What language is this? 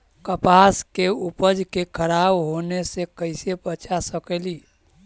Magahi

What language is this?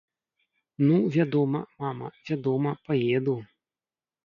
Belarusian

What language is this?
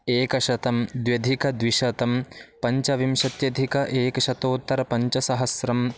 Sanskrit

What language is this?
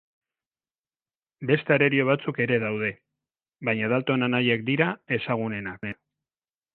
Basque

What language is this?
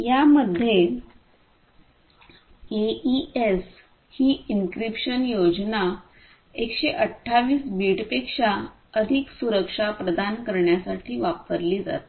Marathi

